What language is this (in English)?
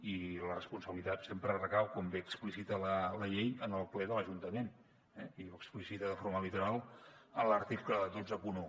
Catalan